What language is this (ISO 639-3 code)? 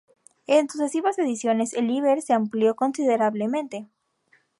spa